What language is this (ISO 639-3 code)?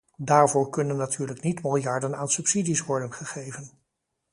nld